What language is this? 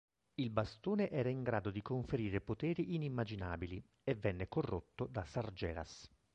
Italian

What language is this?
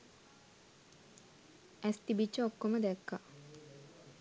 Sinhala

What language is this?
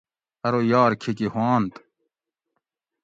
Gawri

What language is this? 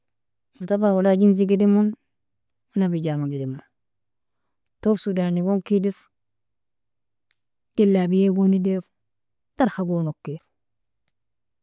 Nobiin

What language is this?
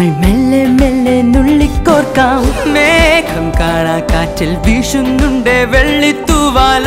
Arabic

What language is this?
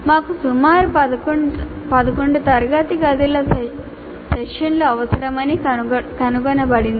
Telugu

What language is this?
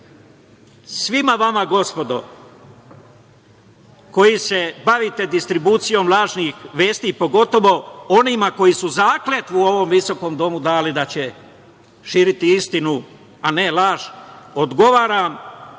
Serbian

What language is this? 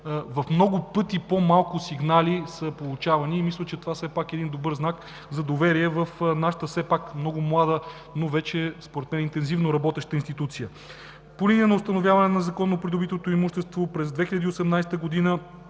Bulgarian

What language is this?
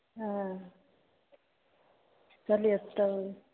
Maithili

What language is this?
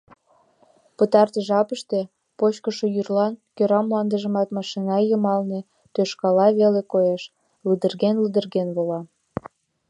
Mari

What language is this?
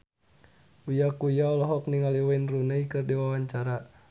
Sundanese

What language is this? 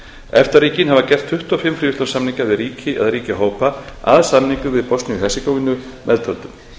Icelandic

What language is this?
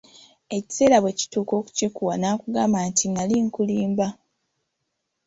Ganda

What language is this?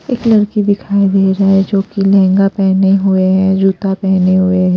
Hindi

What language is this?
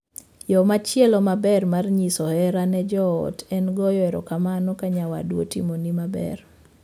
Luo (Kenya and Tanzania)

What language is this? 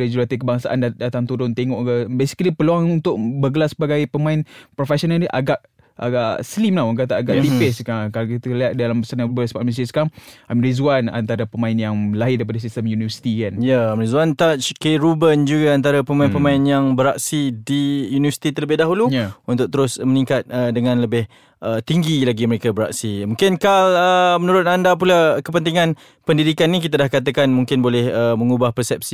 Malay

